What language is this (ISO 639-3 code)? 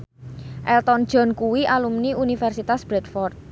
jav